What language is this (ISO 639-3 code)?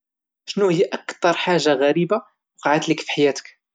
ary